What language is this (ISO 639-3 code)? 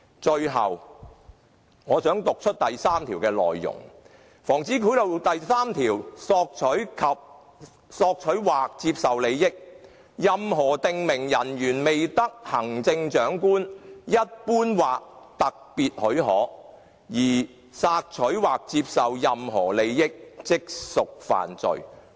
yue